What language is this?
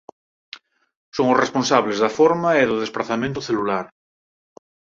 Galician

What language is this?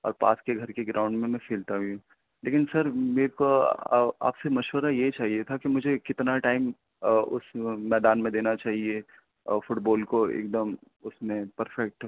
Urdu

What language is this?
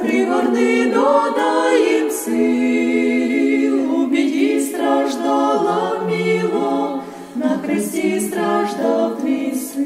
Ukrainian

